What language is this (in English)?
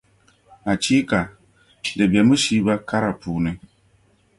Dagbani